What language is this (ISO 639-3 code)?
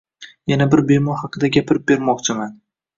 uzb